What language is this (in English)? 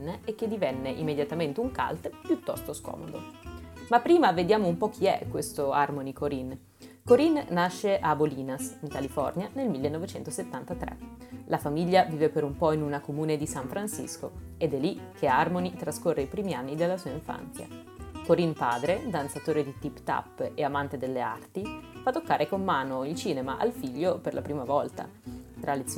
Italian